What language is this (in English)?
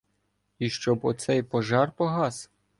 Ukrainian